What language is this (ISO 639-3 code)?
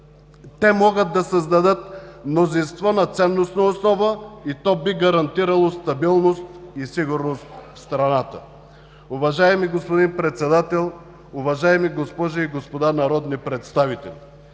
bul